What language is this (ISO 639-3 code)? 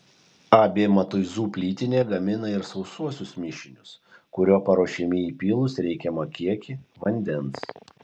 lit